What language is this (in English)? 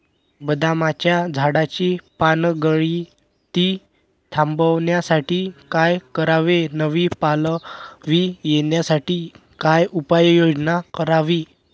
Marathi